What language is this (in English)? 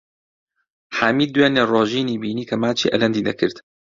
Central Kurdish